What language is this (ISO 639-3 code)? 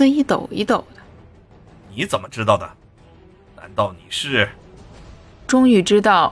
zho